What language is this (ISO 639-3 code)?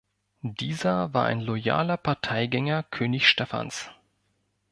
deu